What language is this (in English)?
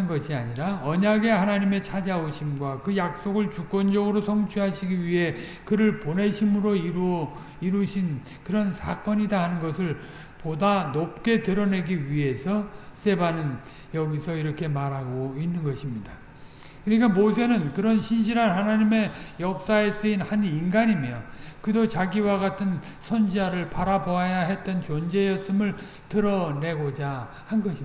Korean